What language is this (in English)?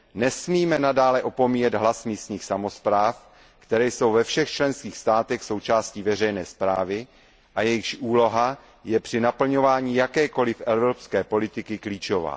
Czech